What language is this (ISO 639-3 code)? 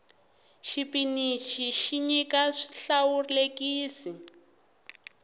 tso